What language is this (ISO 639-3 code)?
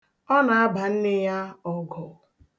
ibo